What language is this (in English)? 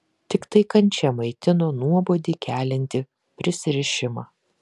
Lithuanian